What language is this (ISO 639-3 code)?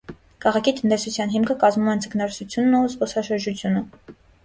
hye